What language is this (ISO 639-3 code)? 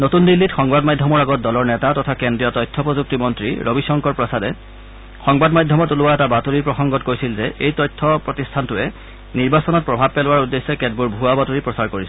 asm